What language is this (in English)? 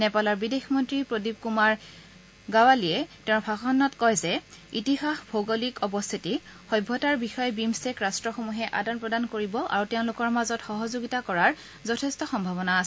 Assamese